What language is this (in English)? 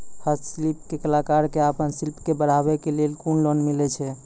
Maithili